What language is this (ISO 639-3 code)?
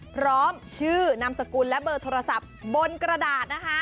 tha